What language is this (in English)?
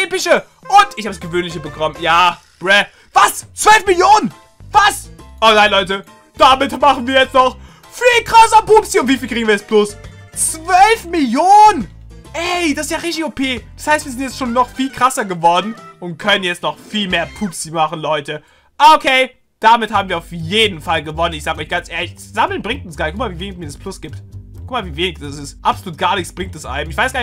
German